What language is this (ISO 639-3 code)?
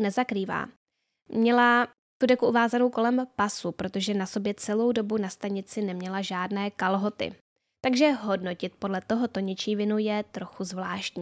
ces